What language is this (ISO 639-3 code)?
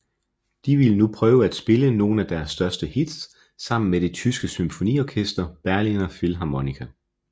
dan